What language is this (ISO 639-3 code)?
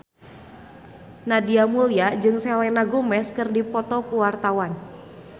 sun